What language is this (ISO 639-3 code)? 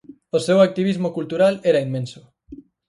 glg